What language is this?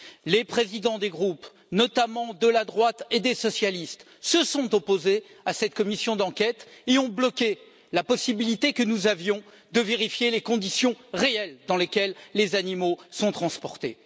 French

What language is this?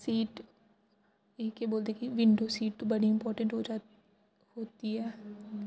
Dogri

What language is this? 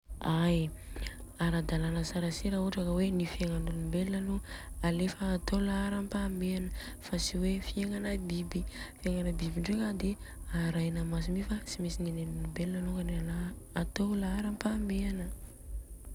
Southern Betsimisaraka Malagasy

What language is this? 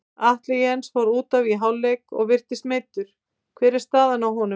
Icelandic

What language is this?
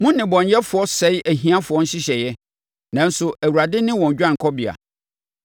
Akan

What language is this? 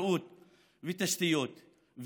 Hebrew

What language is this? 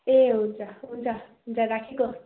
Nepali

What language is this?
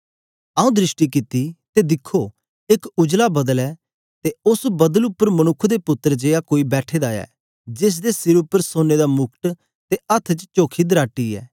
Dogri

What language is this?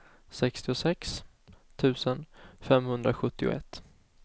Swedish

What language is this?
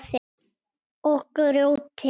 Icelandic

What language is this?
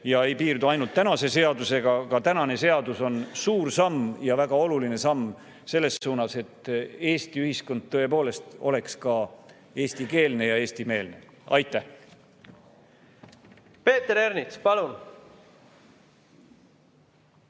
Estonian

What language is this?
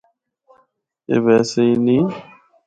Northern Hindko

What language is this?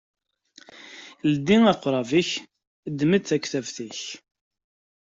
Kabyle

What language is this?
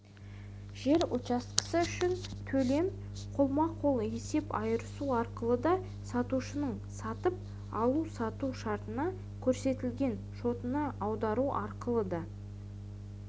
Kazakh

